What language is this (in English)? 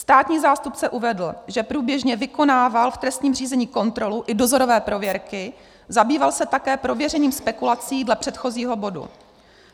Czech